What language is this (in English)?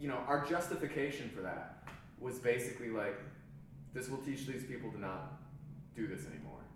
English